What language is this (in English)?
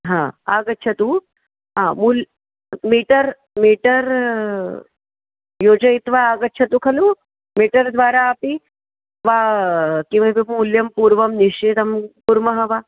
Sanskrit